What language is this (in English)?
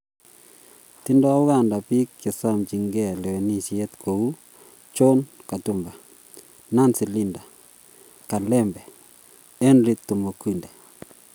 Kalenjin